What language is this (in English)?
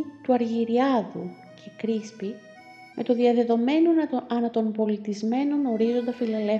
Greek